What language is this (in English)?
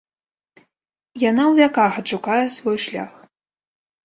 Belarusian